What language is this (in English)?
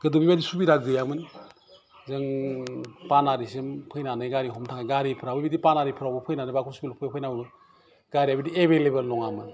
Bodo